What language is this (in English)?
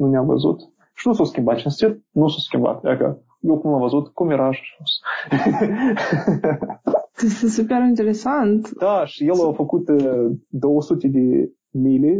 Romanian